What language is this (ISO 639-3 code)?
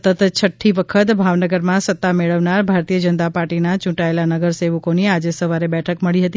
guj